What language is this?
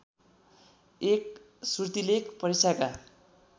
Nepali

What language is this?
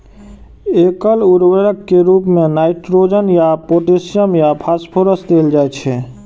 Maithili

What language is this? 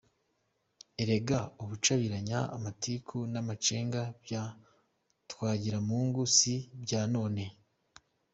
Kinyarwanda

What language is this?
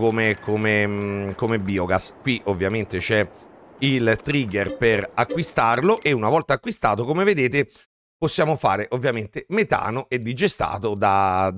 Italian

